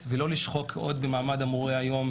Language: Hebrew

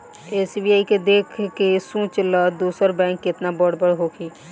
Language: Bhojpuri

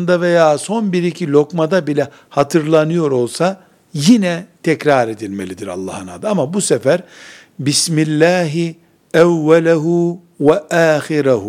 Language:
Turkish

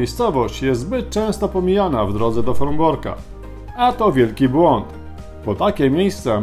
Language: Polish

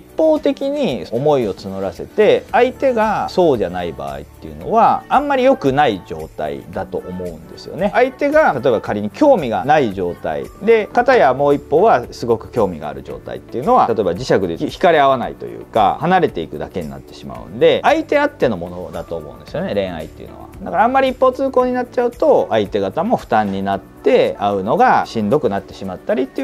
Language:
Japanese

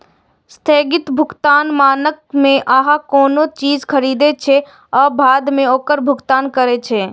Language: Maithili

